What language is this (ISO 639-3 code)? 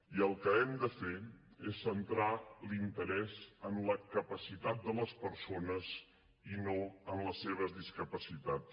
cat